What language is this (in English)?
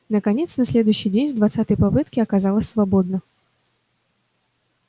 Russian